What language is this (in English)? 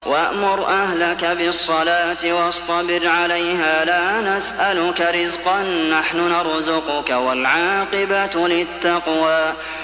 Arabic